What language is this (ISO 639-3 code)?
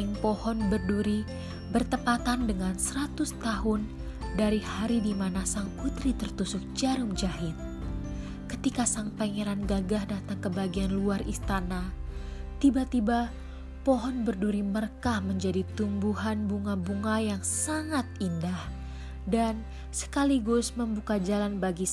ind